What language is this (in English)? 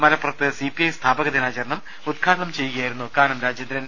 Malayalam